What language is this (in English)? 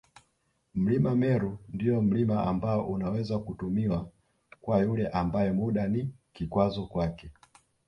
Swahili